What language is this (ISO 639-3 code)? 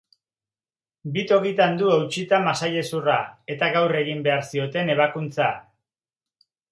eus